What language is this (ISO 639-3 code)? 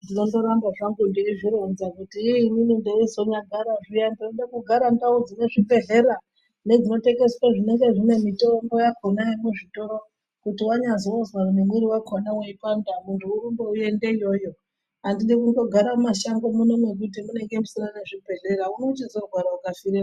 ndc